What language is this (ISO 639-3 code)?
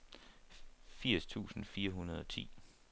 dan